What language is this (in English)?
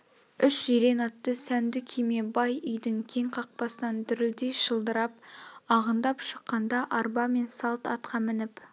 Kazakh